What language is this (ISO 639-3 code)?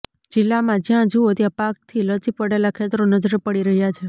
guj